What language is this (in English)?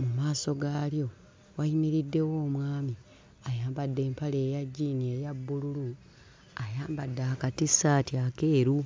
Ganda